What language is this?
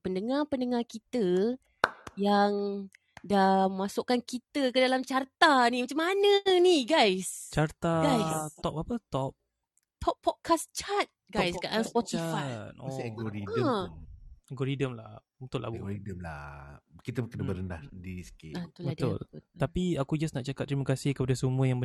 Malay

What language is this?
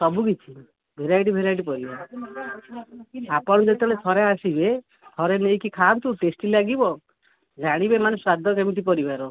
Odia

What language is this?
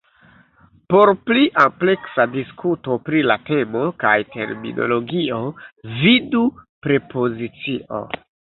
Esperanto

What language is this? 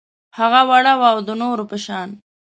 Pashto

